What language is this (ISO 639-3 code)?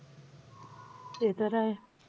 mar